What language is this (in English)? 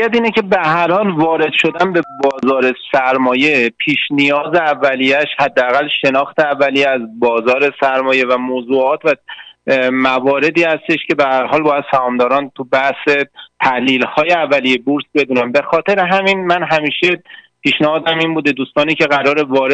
Persian